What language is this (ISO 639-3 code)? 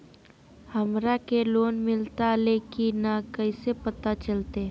mag